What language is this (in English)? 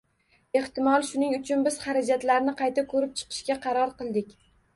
Uzbek